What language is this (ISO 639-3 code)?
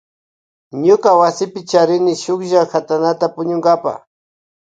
qvj